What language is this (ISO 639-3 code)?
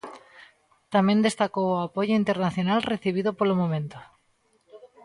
glg